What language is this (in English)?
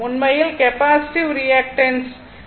Tamil